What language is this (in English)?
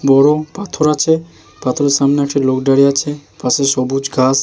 Bangla